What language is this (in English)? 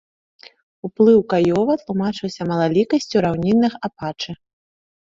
Belarusian